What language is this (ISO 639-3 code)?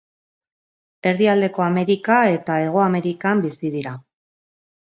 eus